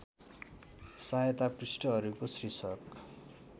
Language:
Nepali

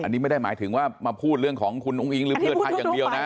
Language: Thai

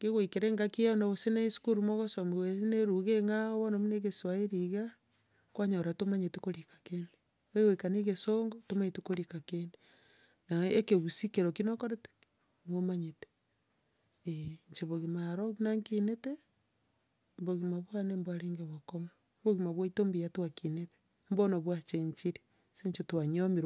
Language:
Gusii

